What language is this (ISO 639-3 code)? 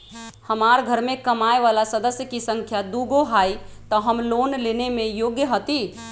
mag